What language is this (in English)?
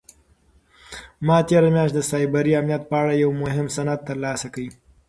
Pashto